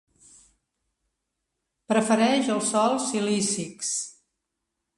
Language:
Catalan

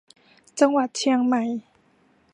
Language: Thai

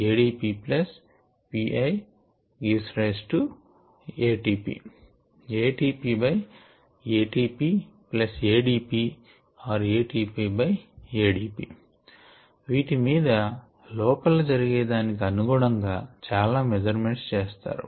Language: Telugu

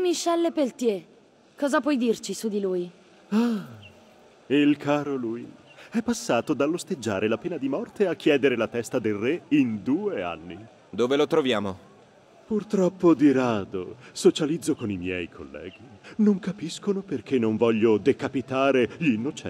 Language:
Italian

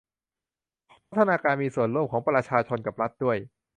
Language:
Thai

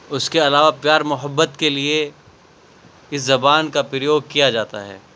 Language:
Urdu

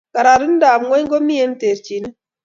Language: Kalenjin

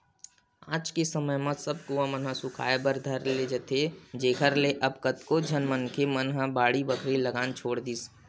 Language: Chhattisgarhi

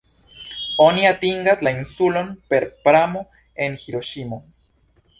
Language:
Esperanto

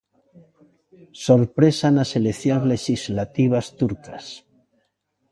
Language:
Galician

